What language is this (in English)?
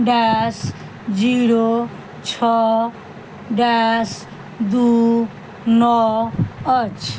Maithili